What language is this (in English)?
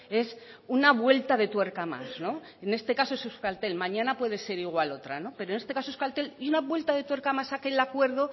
Spanish